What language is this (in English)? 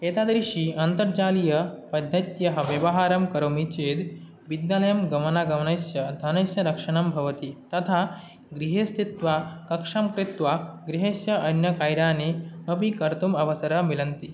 Sanskrit